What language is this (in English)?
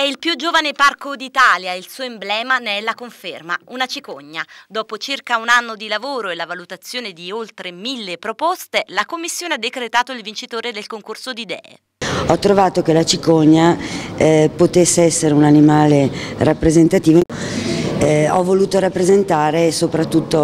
Italian